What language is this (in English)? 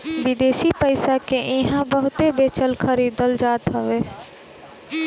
Bhojpuri